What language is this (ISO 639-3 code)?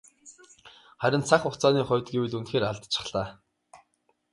mon